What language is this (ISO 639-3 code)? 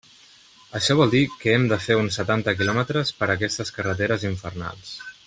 cat